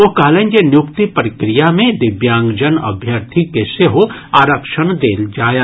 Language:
Maithili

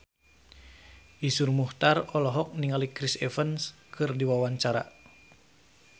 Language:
Sundanese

